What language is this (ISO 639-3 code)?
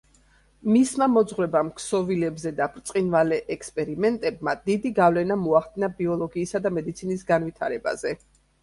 kat